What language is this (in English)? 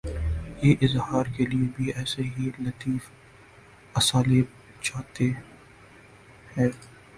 Urdu